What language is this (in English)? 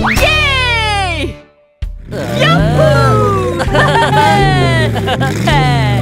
Korean